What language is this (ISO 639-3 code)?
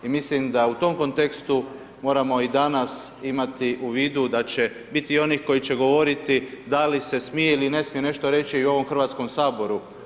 hrv